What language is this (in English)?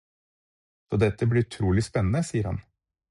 Norwegian Bokmål